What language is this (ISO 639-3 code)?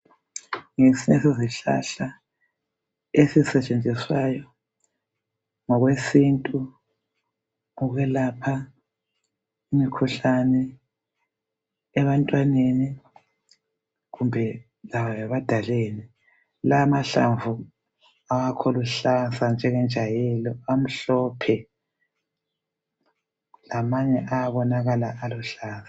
nde